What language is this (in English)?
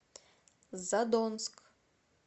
Russian